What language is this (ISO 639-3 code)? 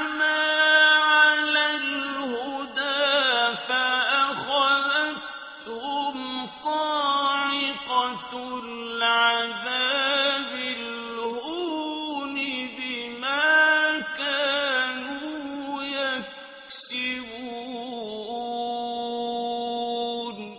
ara